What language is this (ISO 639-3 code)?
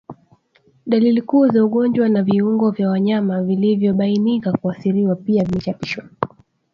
swa